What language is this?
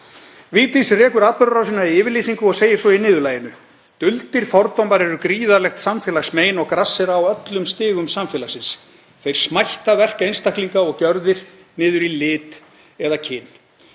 Icelandic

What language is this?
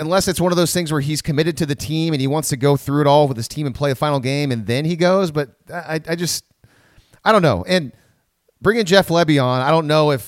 English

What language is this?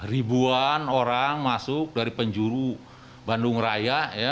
Indonesian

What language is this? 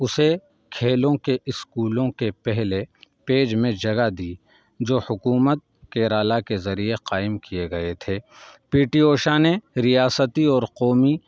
Urdu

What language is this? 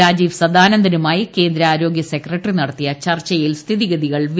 Malayalam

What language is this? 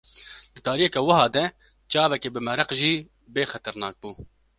Kurdish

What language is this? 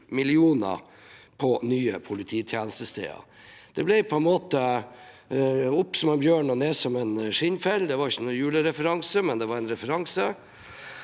Norwegian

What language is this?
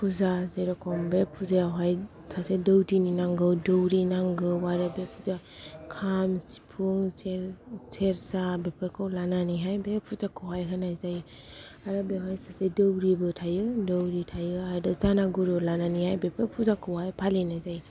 Bodo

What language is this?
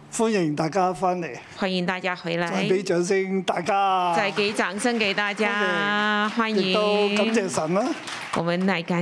Chinese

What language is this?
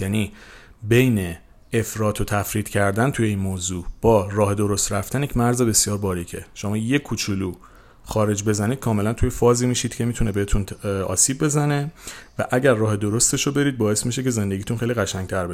Persian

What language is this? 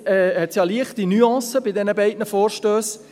Swiss German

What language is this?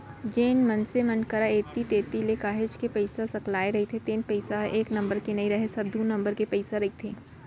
Chhattisgarhi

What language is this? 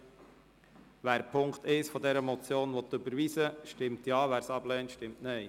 Swiss German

